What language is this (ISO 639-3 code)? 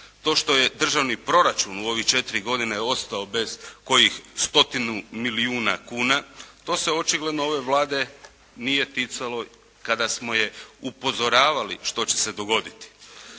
hrv